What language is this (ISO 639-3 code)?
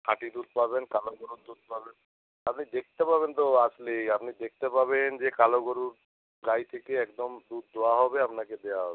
ben